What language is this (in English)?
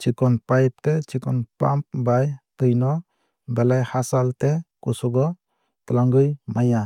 Kok Borok